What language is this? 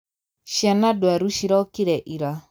Kikuyu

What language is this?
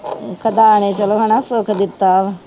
Punjabi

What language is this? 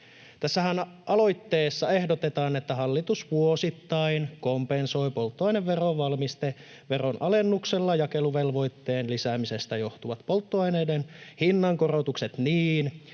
Finnish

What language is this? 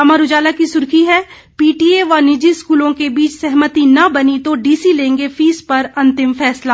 Hindi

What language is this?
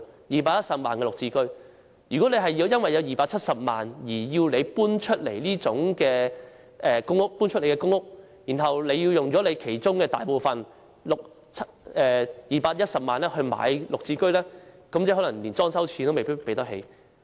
Cantonese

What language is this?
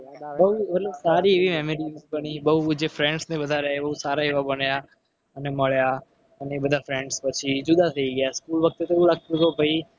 Gujarati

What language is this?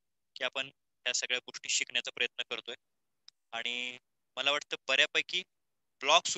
Marathi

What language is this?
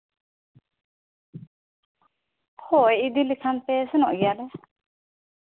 Santali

